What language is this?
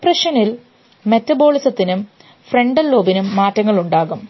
Malayalam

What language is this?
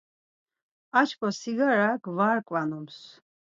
Laz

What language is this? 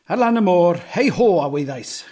Welsh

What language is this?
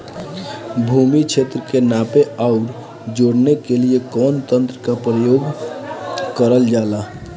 Bhojpuri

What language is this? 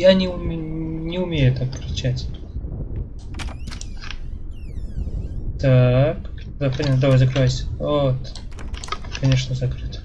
Russian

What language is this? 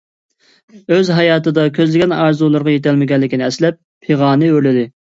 Uyghur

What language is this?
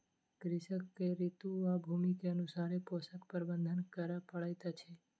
Maithili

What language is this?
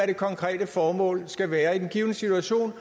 Danish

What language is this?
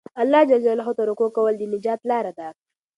Pashto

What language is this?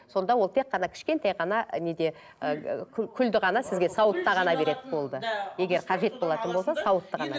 Kazakh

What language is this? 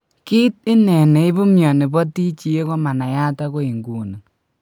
Kalenjin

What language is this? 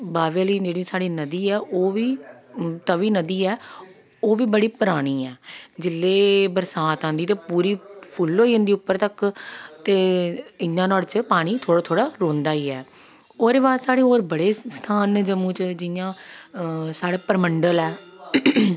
Dogri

